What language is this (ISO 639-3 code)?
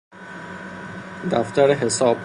fas